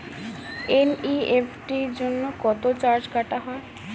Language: Bangla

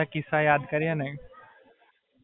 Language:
Gujarati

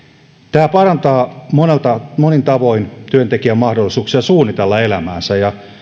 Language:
Finnish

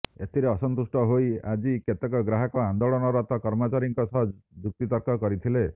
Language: Odia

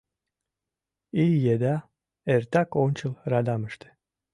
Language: Mari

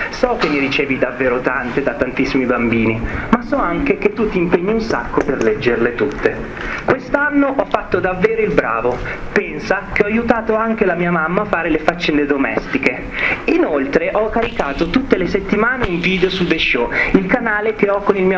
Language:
Italian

